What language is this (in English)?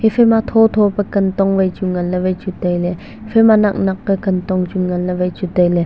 Wancho Naga